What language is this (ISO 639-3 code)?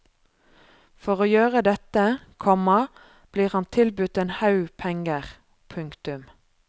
nor